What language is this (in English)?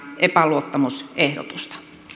Finnish